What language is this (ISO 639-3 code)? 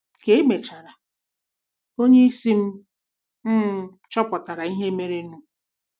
ibo